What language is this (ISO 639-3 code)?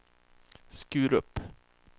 swe